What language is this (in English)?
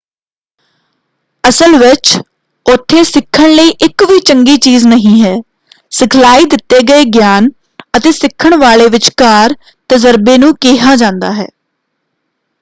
Punjabi